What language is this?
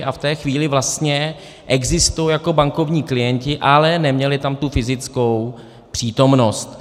Czech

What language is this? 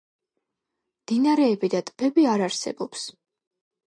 Georgian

